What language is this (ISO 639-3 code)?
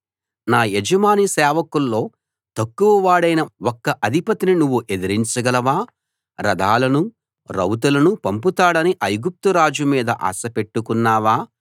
tel